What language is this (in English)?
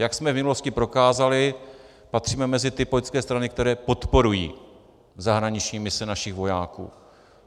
Czech